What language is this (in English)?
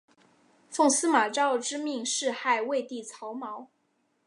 Chinese